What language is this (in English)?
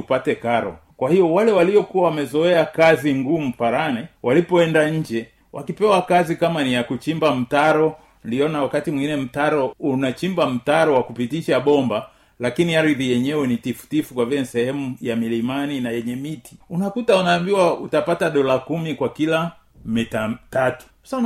Swahili